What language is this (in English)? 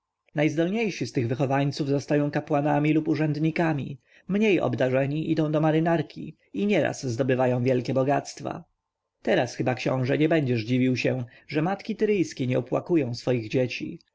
Polish